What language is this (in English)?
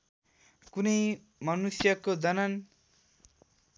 Nepali